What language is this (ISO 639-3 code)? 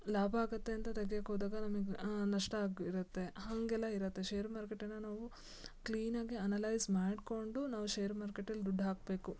kan